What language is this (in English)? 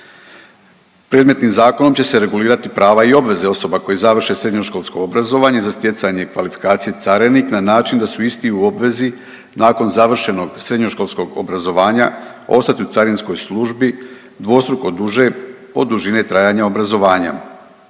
Croatian